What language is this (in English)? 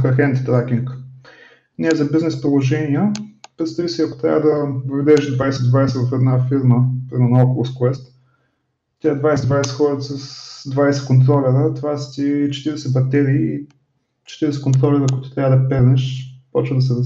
Bulgarian